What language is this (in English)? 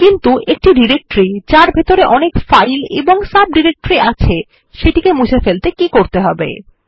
Bangla